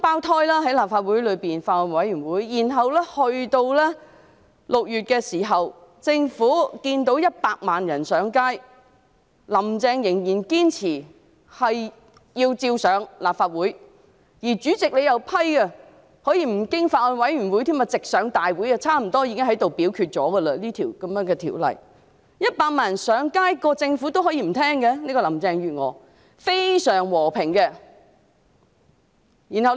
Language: Cantonese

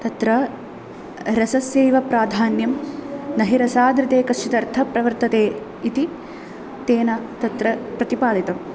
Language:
Sanskrit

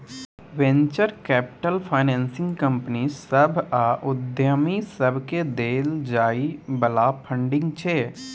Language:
Maithili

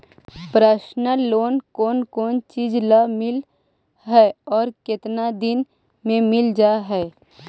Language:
Magahi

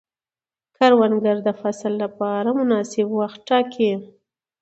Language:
Pashto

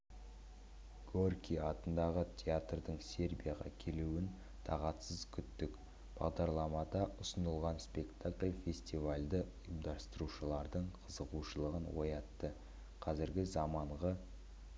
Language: Kazakh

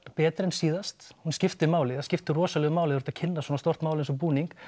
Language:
Icelandic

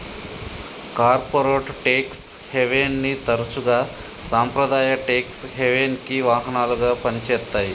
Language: Telugu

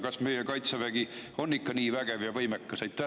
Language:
Estonian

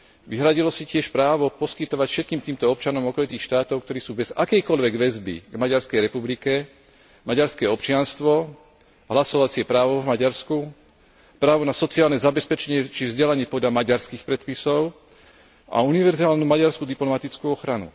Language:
Slovak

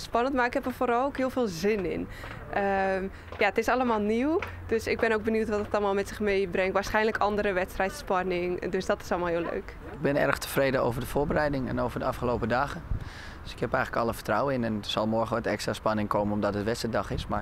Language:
Dutch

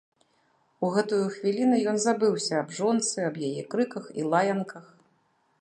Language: Belarusian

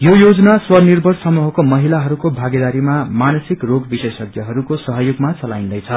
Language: Nepali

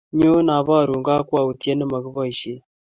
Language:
Kalenjin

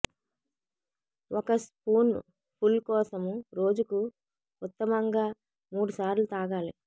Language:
Telugu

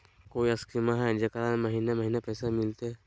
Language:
Magahi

